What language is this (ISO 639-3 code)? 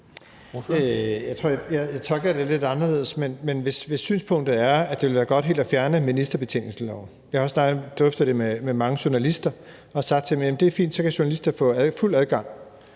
dan